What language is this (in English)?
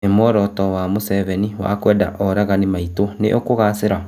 Kikuyu